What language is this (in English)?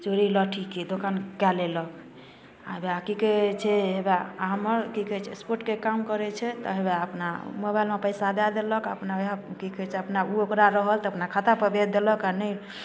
Maithili